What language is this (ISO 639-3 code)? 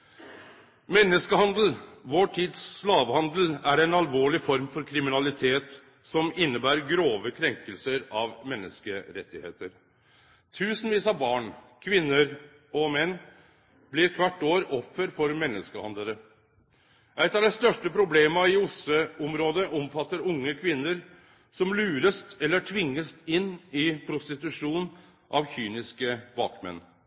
nno